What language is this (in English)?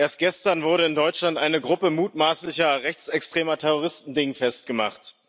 German